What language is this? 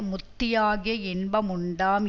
Tamil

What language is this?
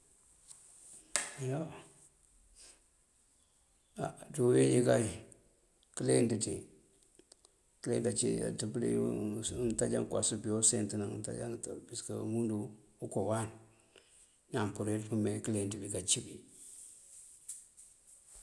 Mandjak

